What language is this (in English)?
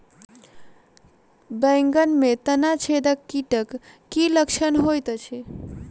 Maithili